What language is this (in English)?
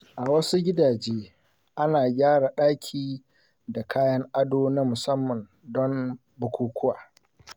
Hausa